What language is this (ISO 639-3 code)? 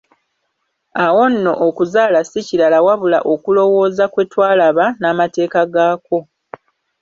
lug